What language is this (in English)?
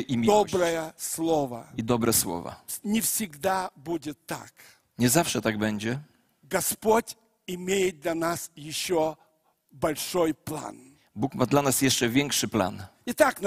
Polish